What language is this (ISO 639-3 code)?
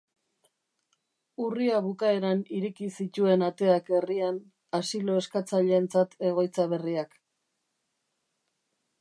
eus